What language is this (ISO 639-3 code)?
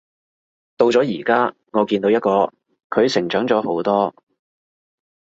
yue